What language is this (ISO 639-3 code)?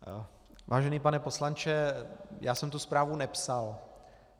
ces